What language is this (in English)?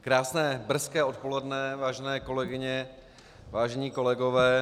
Czech